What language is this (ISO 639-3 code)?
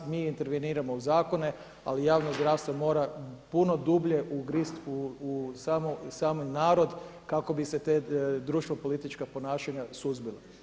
hrv